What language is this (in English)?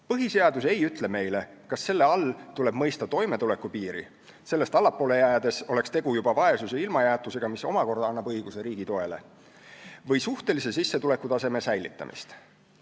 Estonian